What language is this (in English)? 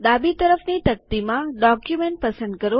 Gujarati